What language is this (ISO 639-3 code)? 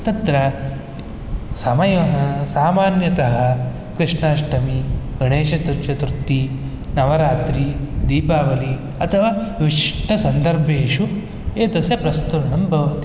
san